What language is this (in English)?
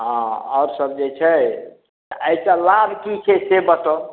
Maithili